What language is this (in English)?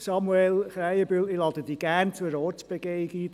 Swiss German